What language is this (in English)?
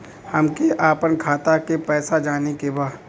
Bhojpuri